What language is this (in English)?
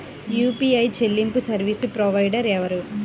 Telugu